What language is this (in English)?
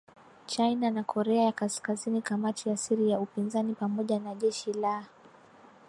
Swahili